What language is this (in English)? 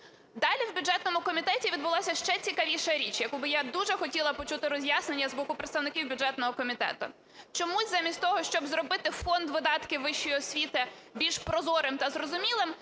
Ukrainian